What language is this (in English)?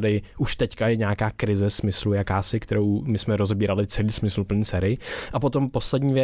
Czech